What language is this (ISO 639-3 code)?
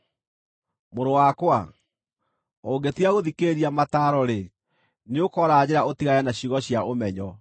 kik